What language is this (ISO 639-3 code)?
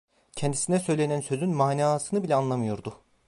tur